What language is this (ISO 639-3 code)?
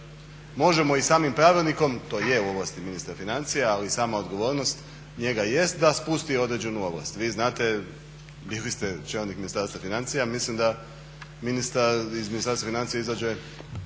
hrv